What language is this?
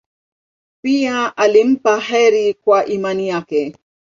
Swahili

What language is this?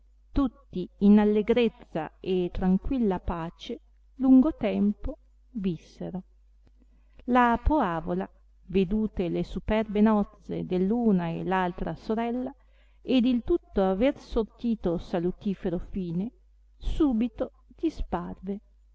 Italian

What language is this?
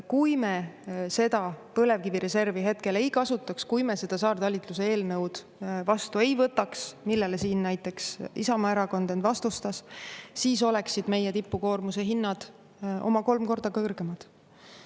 Estonian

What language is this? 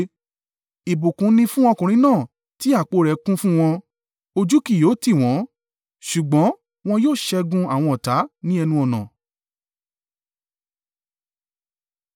Yoruba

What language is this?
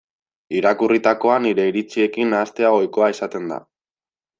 Basque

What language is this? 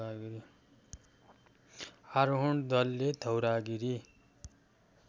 Nepali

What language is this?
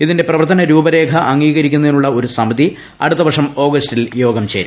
Malayalam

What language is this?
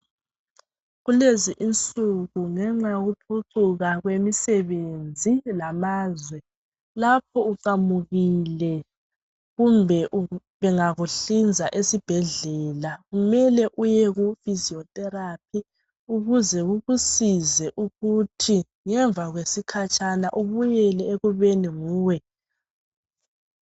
North Ndebele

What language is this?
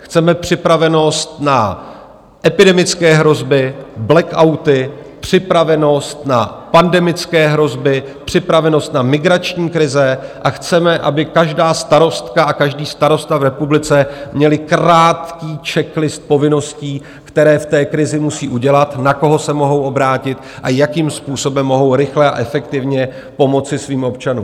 Czech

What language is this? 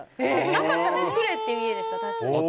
Japanese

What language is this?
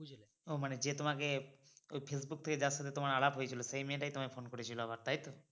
Bangla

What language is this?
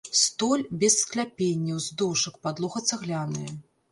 Belarusian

